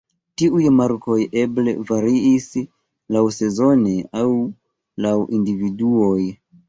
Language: Esperanto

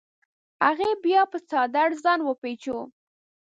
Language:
Pashto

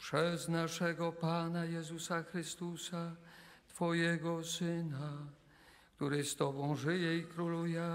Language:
Polish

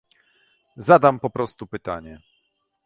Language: Polish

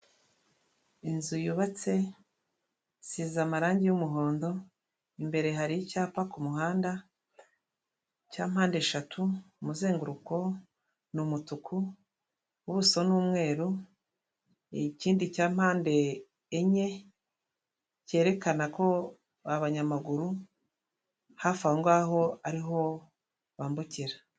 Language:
Kinyarwanda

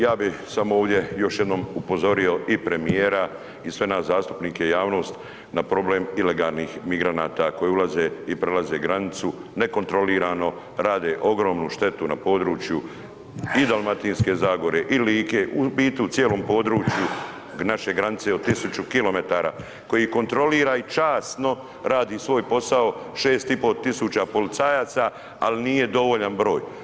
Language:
Croatian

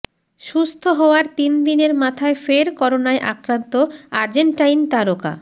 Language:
Bangla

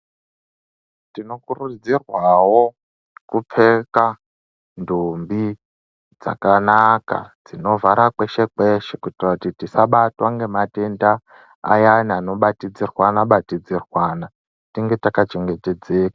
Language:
Ndau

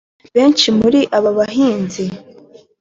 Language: Kinyarwanda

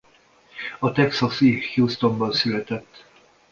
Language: Hungarian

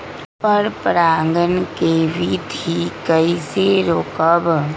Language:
Magahi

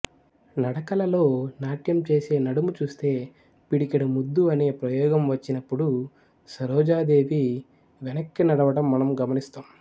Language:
Telugu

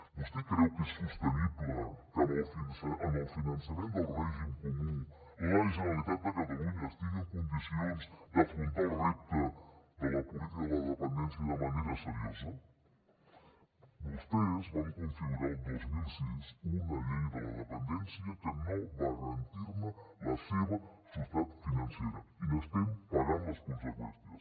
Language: Catalan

